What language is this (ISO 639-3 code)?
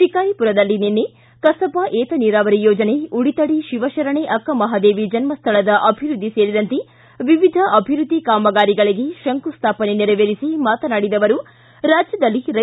kan